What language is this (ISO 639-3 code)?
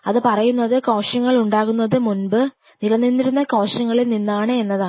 mal